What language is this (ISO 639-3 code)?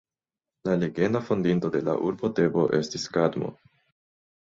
epo